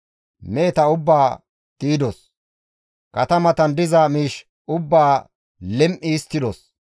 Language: Gamo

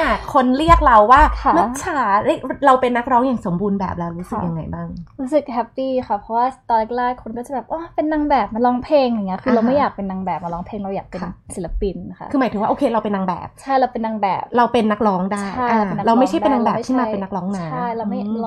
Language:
Thai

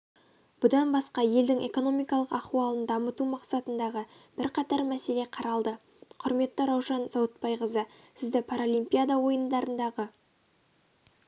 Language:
Kazakh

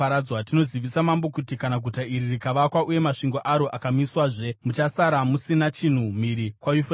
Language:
Shona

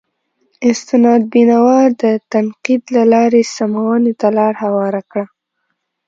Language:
Pashto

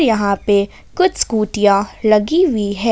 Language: Hindi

